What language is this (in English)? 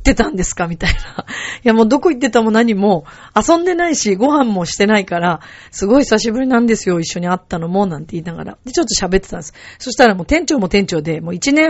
Japanese